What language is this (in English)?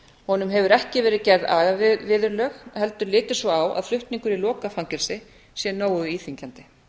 Icelandic